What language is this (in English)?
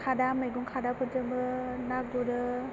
Bodo